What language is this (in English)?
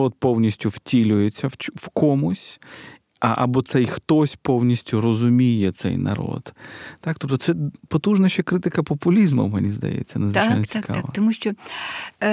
Ukrainian